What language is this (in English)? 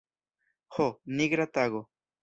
Esperanto